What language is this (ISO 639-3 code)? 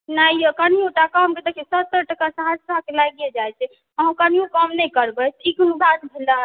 mai